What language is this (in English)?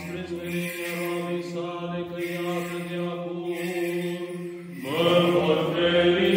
Romanian